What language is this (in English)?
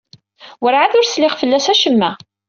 Kabyle